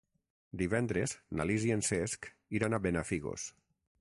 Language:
Catalan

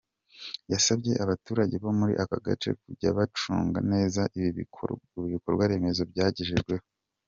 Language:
Kinyarwanda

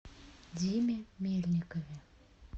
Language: Russian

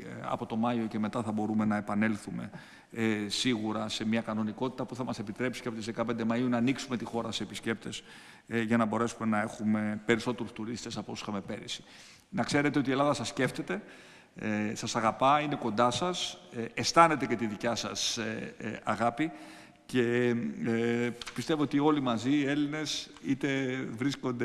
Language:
Greek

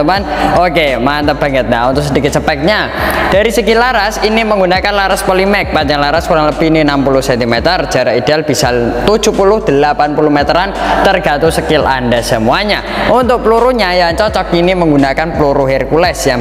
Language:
Indonesian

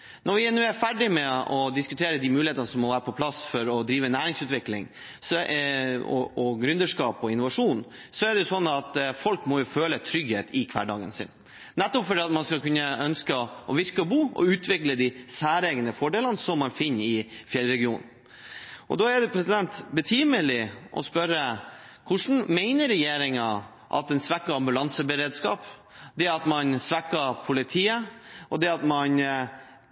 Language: Norwegian Bokmål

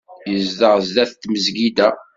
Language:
Kabyle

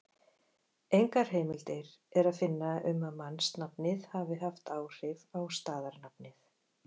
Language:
Icelandic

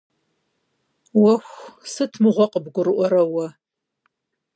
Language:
Kabardian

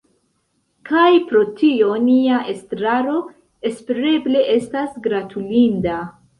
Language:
Esperanto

